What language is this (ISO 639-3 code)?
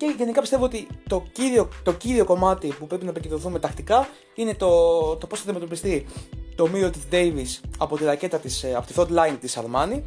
ell